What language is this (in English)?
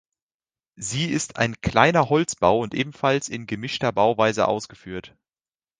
German